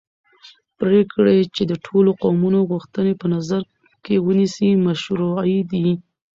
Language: Pashto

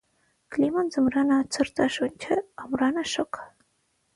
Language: Armenian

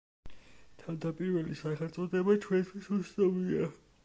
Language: Georgian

